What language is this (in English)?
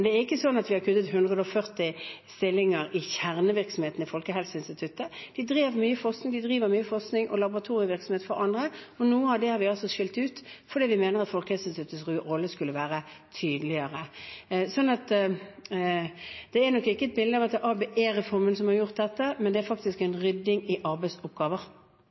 Norwegian